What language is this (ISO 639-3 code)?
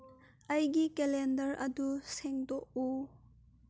mni